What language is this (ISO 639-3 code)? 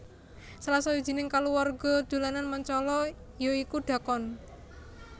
jav